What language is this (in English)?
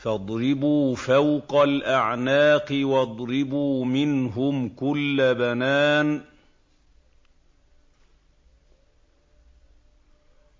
Arabic